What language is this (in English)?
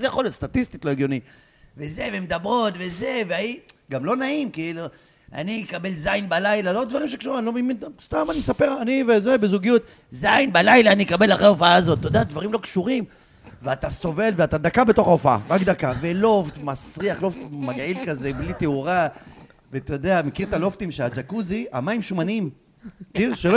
Hebrew